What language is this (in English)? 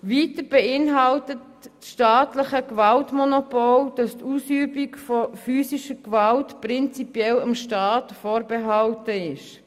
Swiss German